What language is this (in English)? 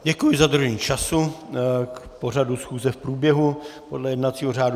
Czech